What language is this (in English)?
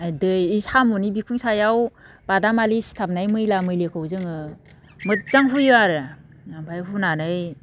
Bodo